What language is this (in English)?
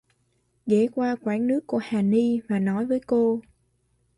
Vietnamese